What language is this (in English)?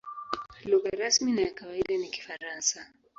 Swahili